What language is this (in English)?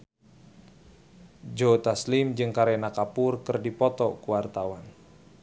Sundanese